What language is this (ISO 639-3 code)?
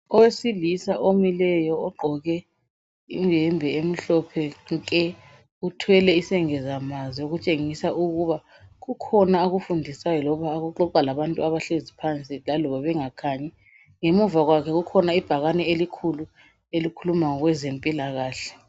nde